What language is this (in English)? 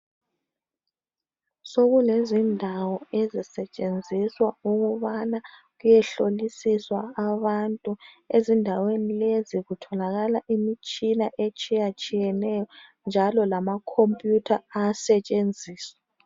North Ndebele